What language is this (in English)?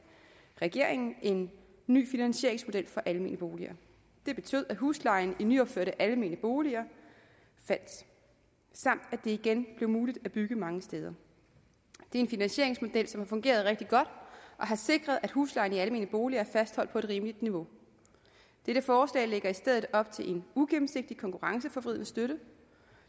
Danish